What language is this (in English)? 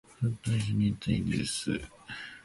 Japanese